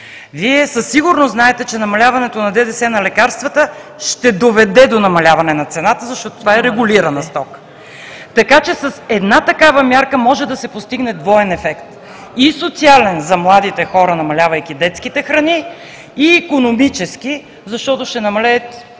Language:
Bulgarian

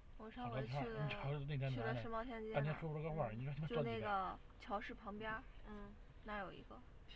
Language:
Chinese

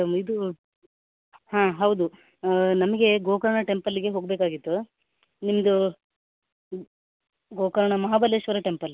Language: Kannada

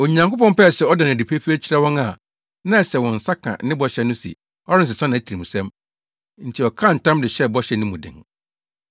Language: Akan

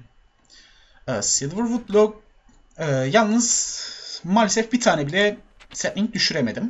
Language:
Turkish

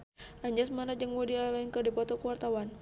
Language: Sundanese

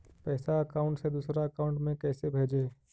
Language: Magahi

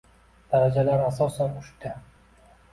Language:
Uzbek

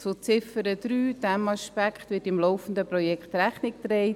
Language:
Swiss German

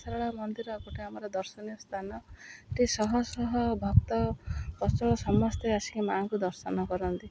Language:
Odia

